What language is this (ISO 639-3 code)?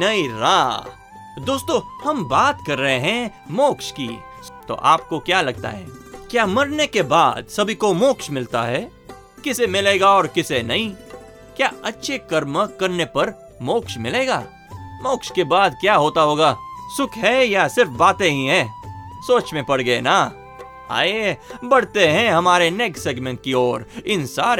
hin